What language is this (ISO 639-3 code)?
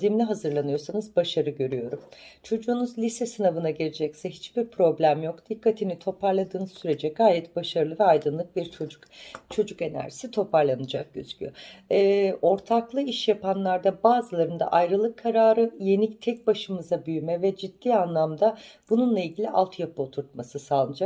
tur